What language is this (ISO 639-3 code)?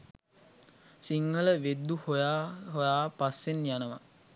sin